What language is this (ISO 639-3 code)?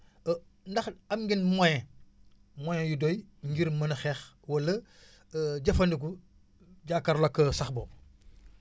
wol